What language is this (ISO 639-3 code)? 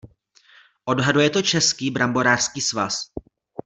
ces